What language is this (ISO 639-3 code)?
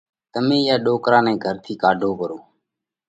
kvx